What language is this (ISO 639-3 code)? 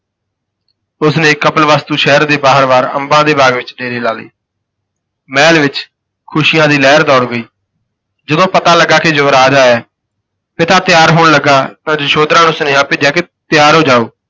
pan